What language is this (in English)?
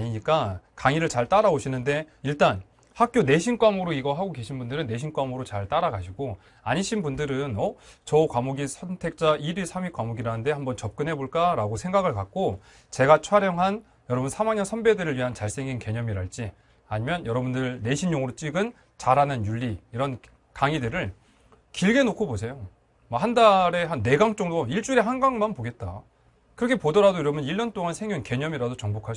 Korean